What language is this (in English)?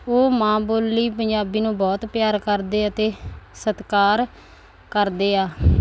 Punjabi